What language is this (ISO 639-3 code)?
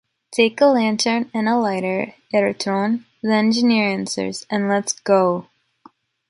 eng